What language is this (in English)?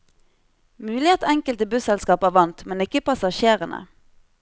Norwegian